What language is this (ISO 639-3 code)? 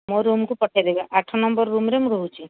ori